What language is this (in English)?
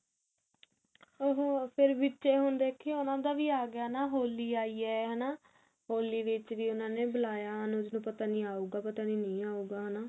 Punjabi